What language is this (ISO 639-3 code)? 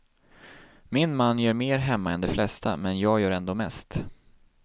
swe